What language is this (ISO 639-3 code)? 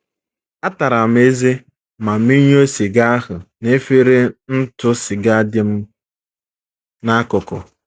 ibo